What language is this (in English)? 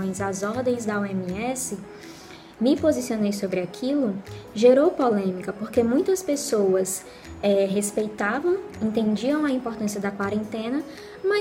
Portuguese